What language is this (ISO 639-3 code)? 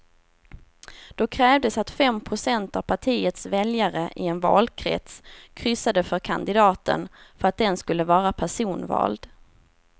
swe